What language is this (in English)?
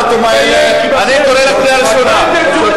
Hebrew